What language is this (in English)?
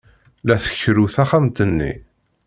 Kabyle